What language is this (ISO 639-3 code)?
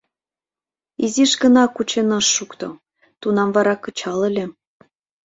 chm